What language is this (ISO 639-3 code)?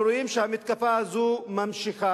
heb